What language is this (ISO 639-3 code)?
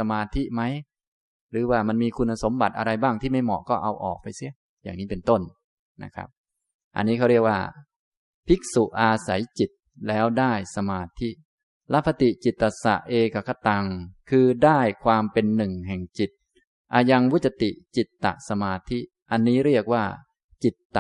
tha